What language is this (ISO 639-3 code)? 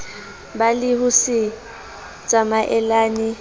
sot